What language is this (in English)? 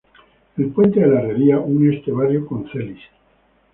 Spanish